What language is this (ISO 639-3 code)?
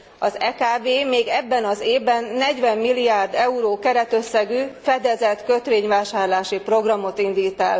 hun